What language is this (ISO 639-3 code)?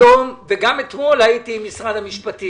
heb